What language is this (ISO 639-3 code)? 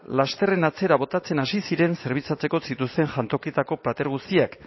eus